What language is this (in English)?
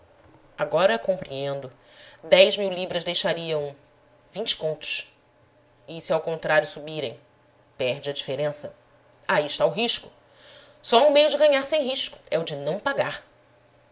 Portuguese